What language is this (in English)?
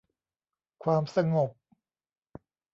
Thai